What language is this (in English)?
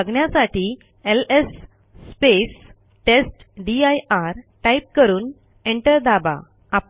Marathi